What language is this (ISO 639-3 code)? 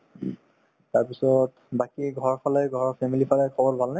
asm